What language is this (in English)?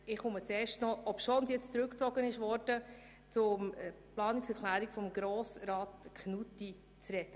Swiss German